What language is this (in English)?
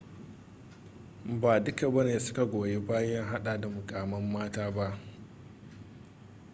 Hausa